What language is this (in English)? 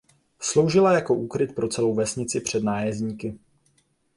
Czech